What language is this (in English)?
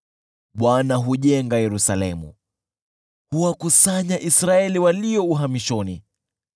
Swahili